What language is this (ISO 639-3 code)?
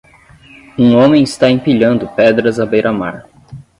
por